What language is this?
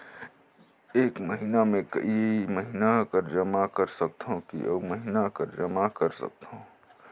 Chhattisgarhi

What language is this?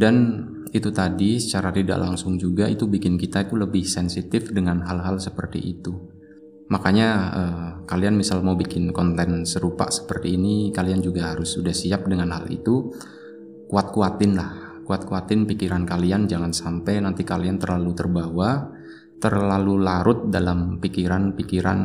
Indonesian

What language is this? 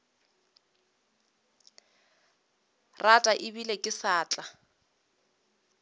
Northern Sotho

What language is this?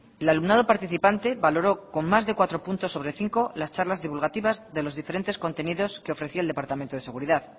Spanish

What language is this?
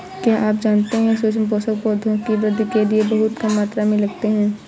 Hindi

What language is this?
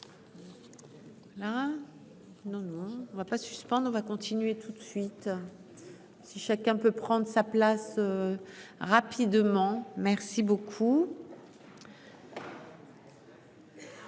French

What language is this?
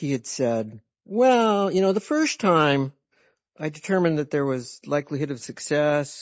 English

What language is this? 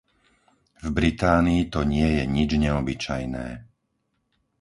Slovak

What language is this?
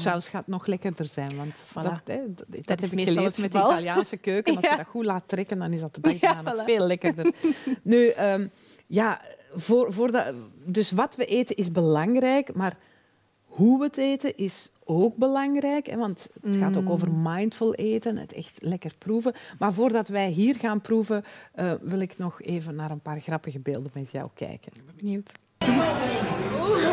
Dutch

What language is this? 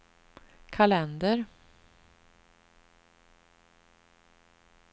Swedish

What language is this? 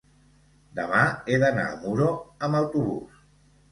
Catalan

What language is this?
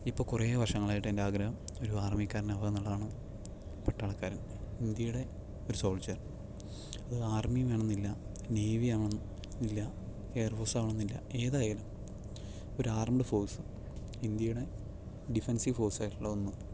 Malayalam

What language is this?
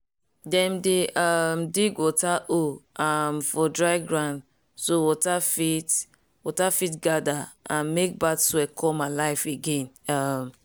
Nigerian Pidgin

